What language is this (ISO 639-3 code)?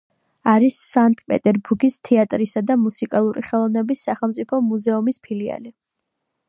kat